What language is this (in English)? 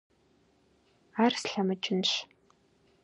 Kabardian